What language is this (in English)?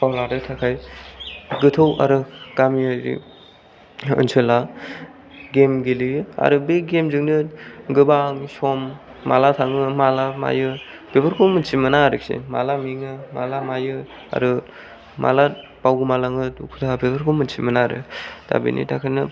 Bodo